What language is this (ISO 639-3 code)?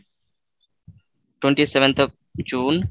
ben